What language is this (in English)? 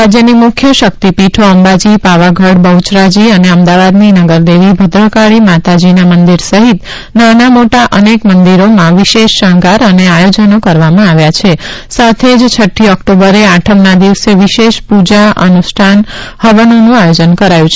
Gujarati